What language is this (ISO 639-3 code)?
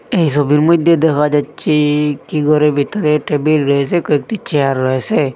ben